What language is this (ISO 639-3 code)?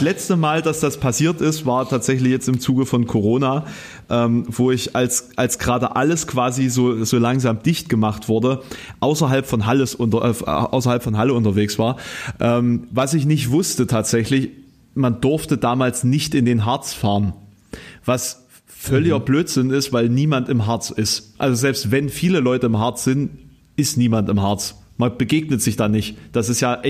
deu